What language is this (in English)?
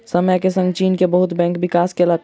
Maithili